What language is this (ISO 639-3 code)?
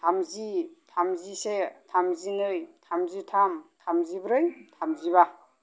brx